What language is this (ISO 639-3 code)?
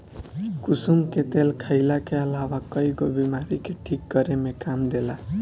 bho